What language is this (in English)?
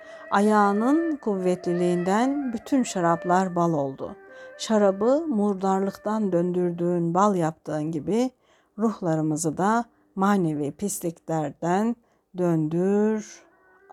Turkish